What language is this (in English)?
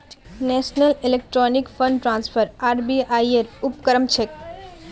Magahi